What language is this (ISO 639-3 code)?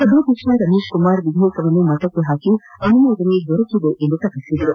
kan